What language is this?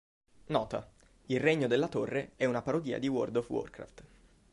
Italian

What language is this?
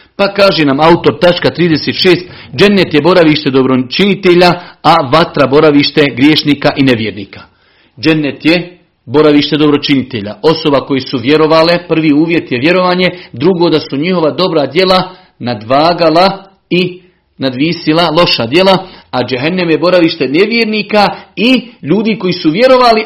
Croatian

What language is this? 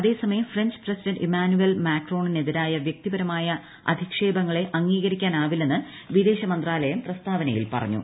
Malayalam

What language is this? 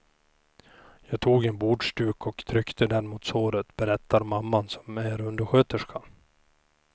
Swedish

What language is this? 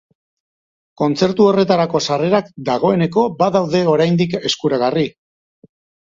Basque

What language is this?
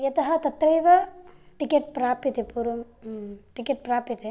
Sanskrit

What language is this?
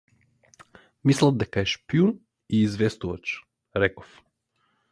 Macedonian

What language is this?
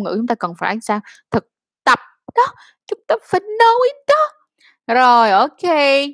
Vietnamese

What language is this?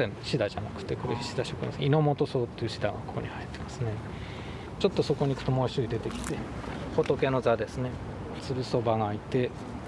Japanese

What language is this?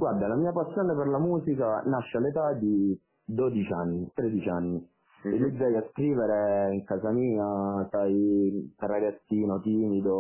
Italian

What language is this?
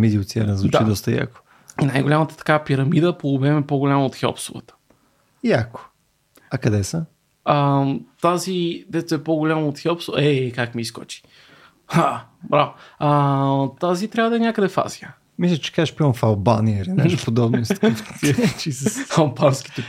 Bulgarian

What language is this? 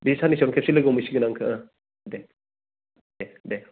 Bodo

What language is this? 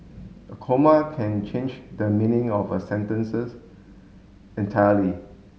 English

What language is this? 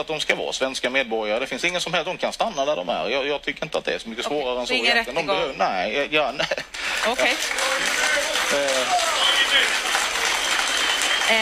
Swedish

